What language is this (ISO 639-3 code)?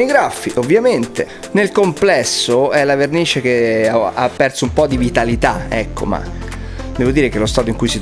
ita